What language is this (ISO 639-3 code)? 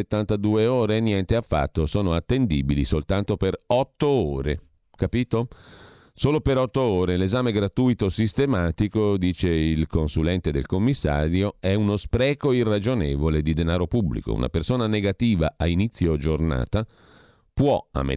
ita